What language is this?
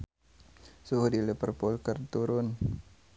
Sundanese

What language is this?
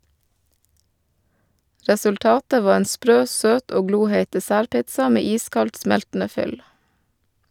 Norwegian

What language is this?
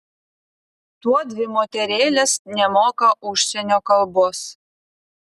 Lithuanian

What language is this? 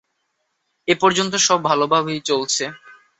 Bangla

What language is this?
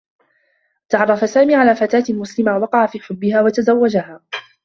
Arabic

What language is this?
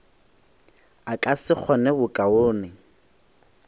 Northern Sotho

